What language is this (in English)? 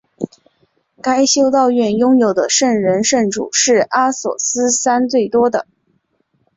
Chinese